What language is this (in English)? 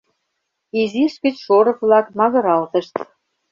Mari